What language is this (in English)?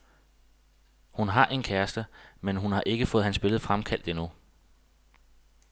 Danish